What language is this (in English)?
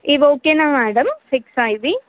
Telugu